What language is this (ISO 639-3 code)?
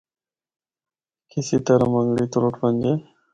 hno